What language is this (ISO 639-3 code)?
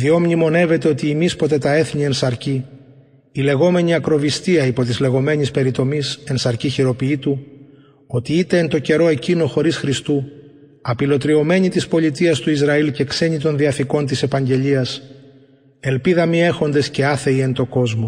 ell